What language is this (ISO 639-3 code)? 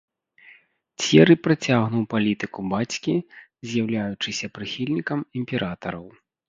bel